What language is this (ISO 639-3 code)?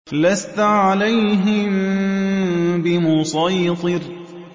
ara